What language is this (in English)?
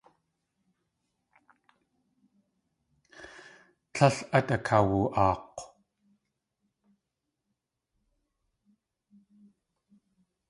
Tlingit